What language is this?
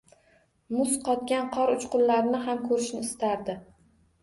Uzbek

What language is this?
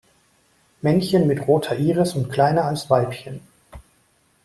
German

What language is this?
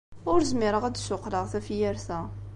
Kabyle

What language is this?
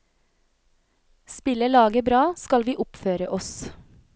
Norwegian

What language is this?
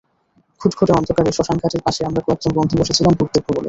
Bangla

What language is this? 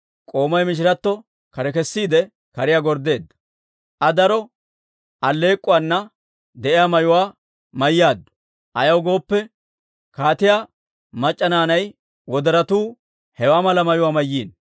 Dawro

